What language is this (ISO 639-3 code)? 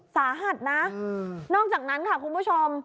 tha